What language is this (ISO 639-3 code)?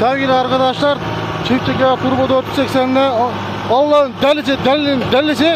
tur